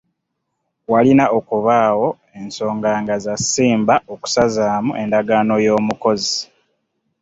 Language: Ganda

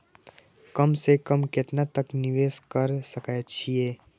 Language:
Maithili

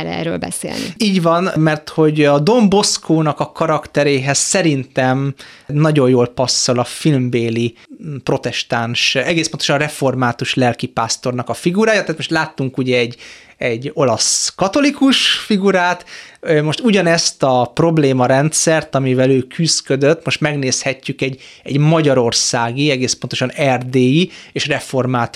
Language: Hungarian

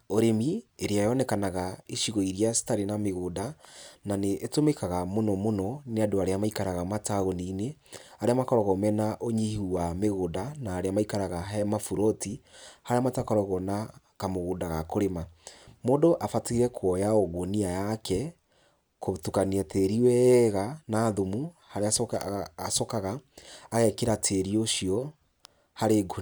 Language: Kikuyu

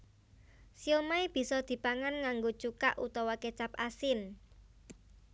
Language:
Javanese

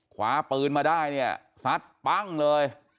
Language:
Thai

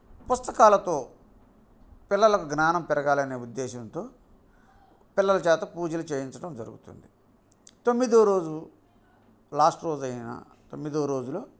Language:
Telugu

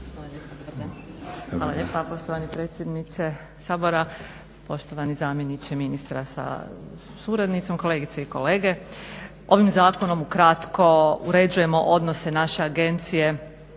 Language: Croatian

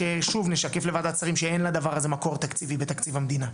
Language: Hebrew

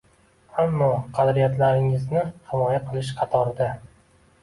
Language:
Uzbek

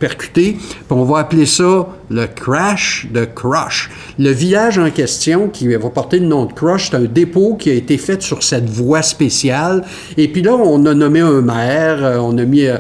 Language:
French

